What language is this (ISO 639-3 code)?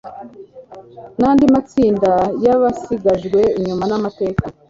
kin